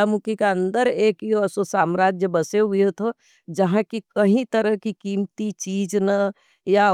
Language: Nimadi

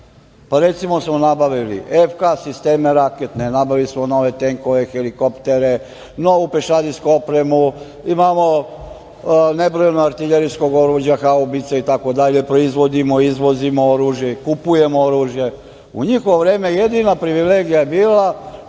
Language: Serbian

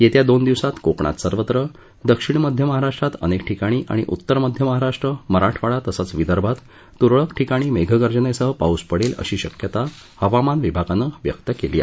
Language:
Marathi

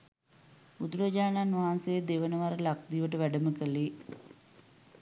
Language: Sinhala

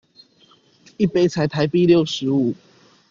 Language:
Chinese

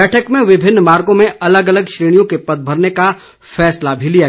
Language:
Hindi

